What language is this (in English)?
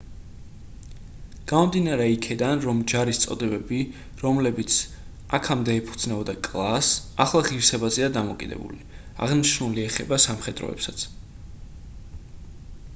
Georgian